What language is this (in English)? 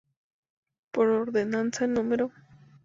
Spanish